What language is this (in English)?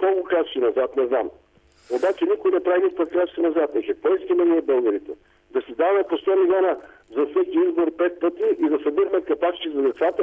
Bulgarian